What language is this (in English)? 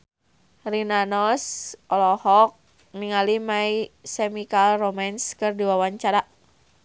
Sundanese